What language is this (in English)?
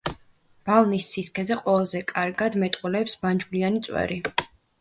Georgian